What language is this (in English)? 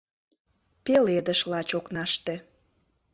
Mari